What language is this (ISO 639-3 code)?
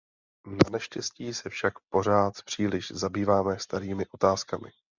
ces